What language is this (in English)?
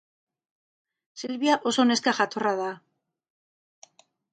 Basque